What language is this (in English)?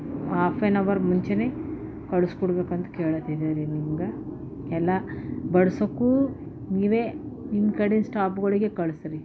Kannada